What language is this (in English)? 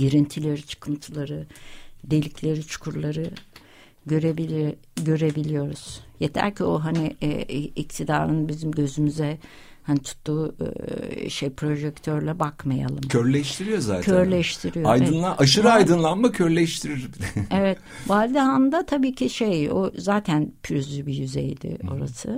Turkish